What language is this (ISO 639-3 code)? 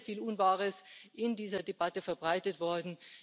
deu